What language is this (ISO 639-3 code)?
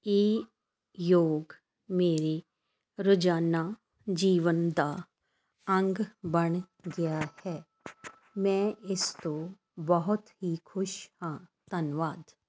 pan